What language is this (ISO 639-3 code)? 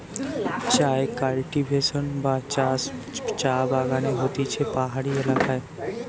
ben